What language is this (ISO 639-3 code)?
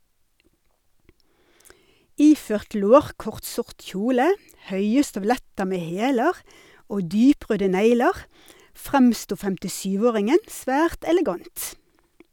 nor